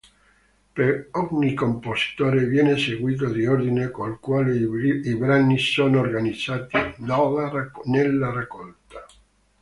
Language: Italian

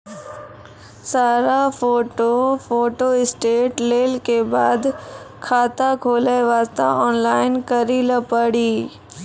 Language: Maithili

